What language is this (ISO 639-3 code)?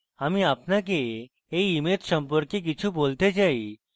ben